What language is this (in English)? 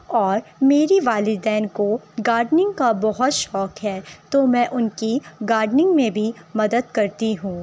Urdu